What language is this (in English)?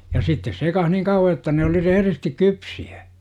Finnish